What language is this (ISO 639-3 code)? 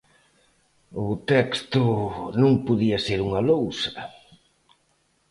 glg